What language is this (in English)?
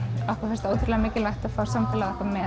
Icelandic